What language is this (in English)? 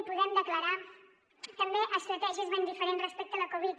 Catalan